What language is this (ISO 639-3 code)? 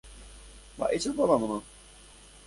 grn